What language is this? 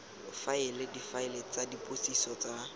Tswana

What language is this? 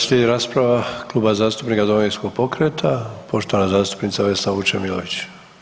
Croatian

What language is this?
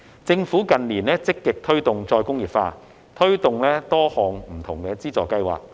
Cantonese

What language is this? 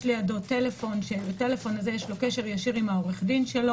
Hebrew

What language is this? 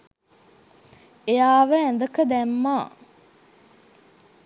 Sinhala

